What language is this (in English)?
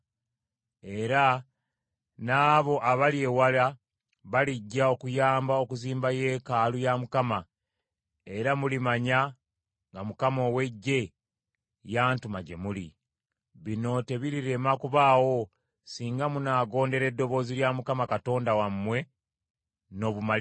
Ganda